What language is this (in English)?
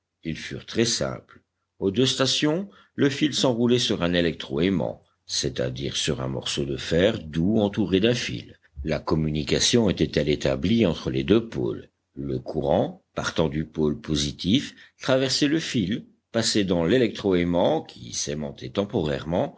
French